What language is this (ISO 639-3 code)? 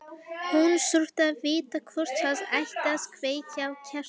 isl